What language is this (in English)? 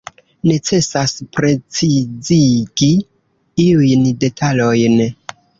Esperanto